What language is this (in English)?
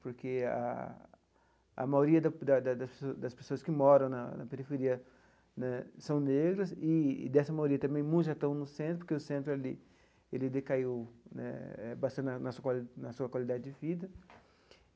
Portuguese